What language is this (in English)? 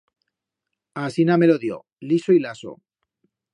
Aragonese